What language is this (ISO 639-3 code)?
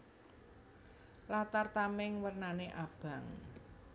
jav